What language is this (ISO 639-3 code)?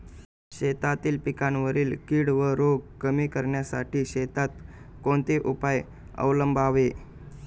mar